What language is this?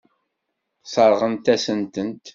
Kabyle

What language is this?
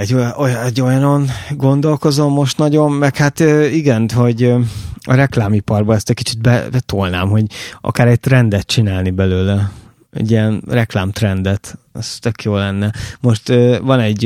Hungarian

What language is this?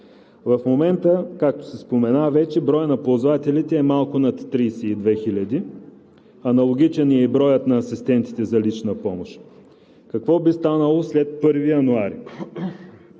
Bulgarian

